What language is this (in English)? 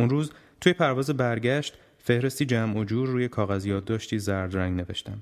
Persian